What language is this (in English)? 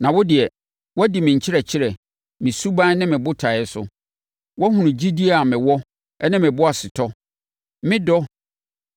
Akan